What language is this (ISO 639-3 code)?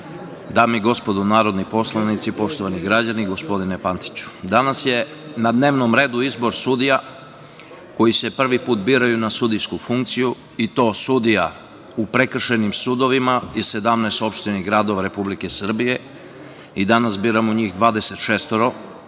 srp